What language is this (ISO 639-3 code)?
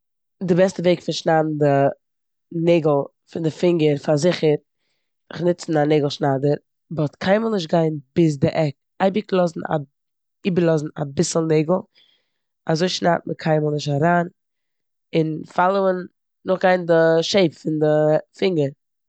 yid